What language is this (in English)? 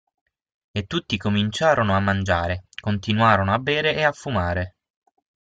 Italian